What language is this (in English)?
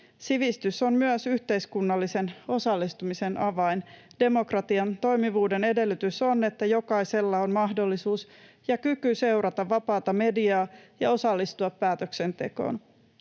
Finnish